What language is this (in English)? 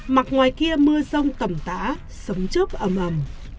Vietnamese